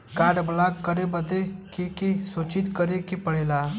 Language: Bhojpuri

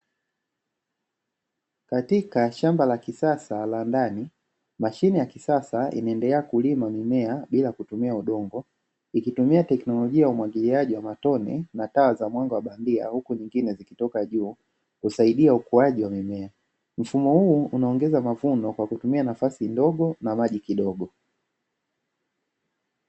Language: Swahili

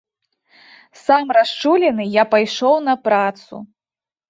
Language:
Belarusian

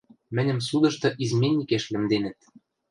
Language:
Western Mari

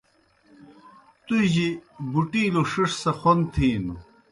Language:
Kohistani Shina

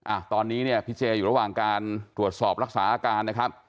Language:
Thai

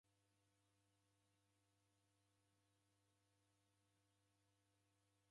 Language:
Taita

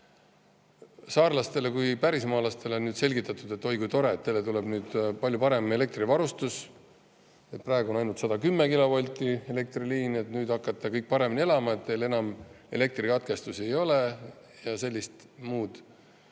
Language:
Estonian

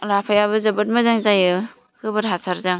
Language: Bodo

